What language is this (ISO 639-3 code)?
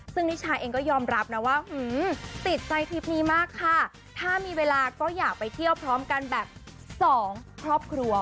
tha